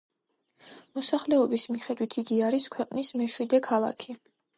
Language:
Georgian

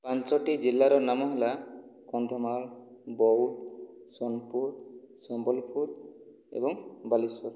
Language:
Odia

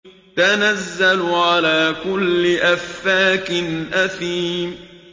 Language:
Arabic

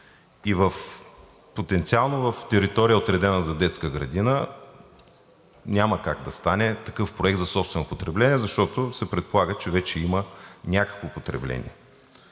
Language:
Bulgarian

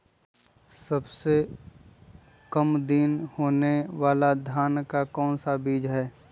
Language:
Magahi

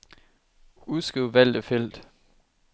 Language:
Danish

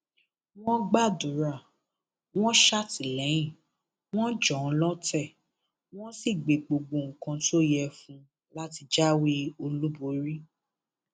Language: Yoruba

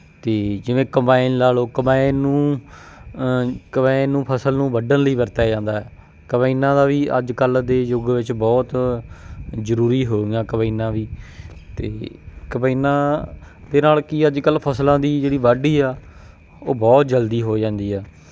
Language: Punjabi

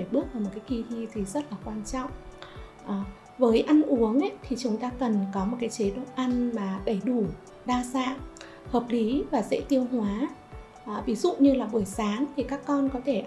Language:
Vietnamese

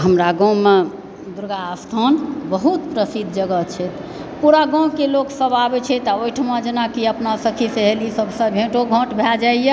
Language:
Maithili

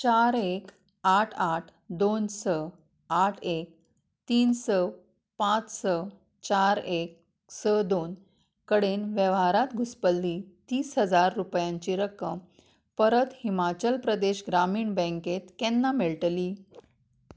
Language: Konkani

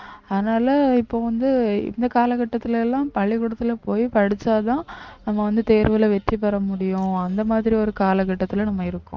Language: Tamil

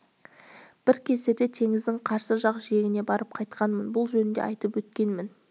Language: Kazakh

